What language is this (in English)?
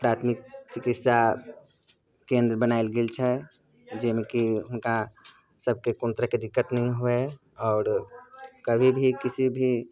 Maithili